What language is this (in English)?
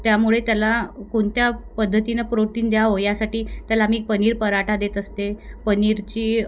Marathi